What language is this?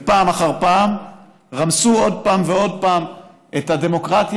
Hebrew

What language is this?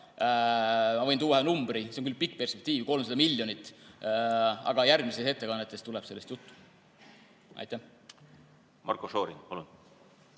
Estonian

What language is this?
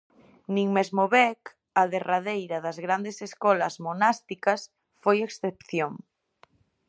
Galician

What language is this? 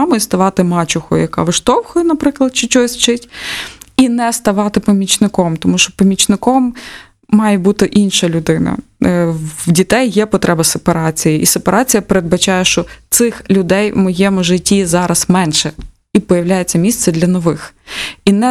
Ukrainian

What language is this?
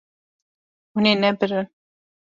Kurdish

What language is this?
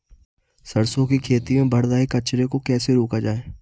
Hindi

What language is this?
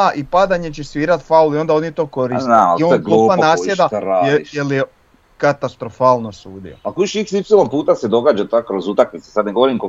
Croatian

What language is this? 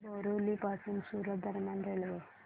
Marathi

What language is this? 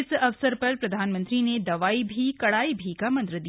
Hindi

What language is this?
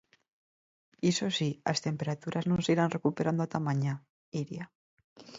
Galician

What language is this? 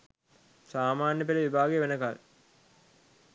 Sinhala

